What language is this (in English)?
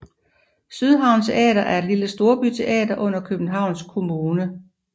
Danish